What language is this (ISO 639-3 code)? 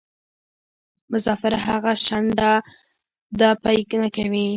pus